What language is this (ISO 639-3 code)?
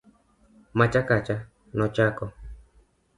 luo